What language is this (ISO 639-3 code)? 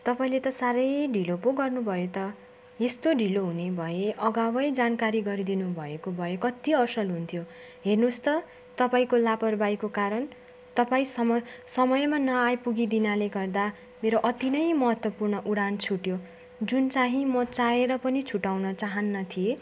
nep